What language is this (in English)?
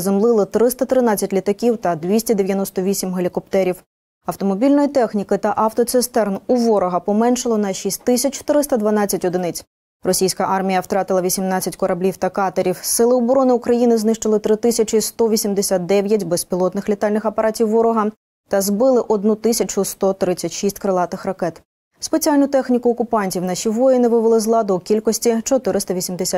Ukrainian